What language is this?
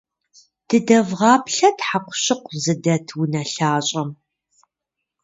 Kabardian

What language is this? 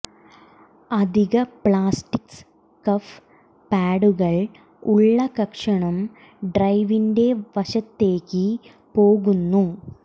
Malayalam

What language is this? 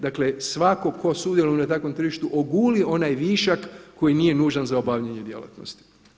Croatian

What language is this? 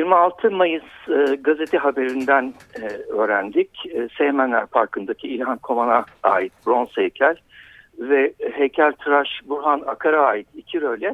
Turkish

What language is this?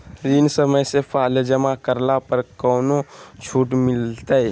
Magahi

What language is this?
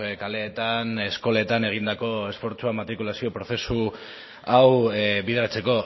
Basque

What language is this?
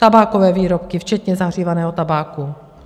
Czech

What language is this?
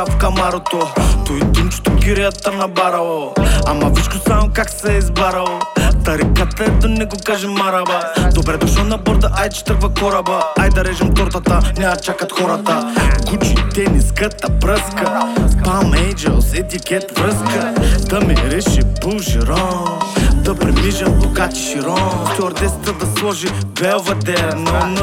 Bulgarian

